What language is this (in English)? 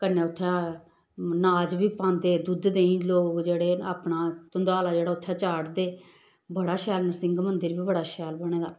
Dogri